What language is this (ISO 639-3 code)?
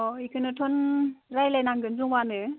brx